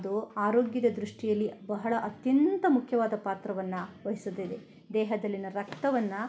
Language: Kannada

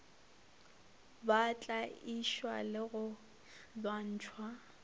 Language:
Northern Sotho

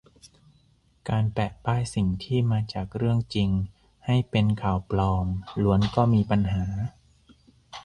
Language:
Thai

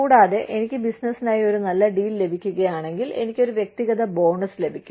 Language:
Malayalam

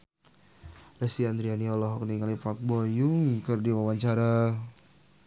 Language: Sundanese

